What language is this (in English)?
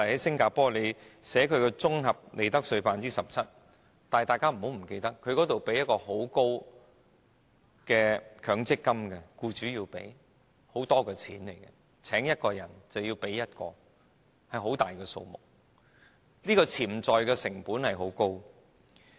Cantonese